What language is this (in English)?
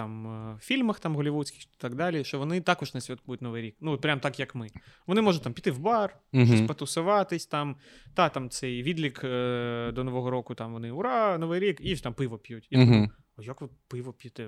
Ukrainian